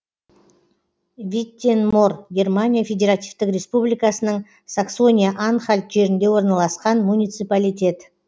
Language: Kazakh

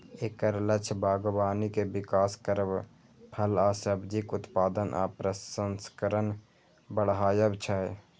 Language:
Maithili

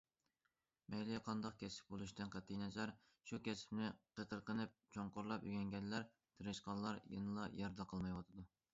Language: Uyghur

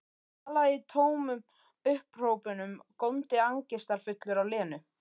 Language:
Icelandic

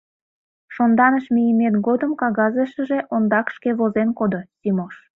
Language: Mari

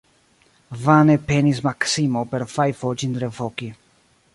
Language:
Esperanto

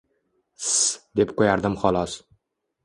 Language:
Uzbek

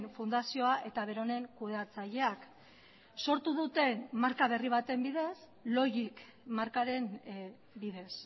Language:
Basque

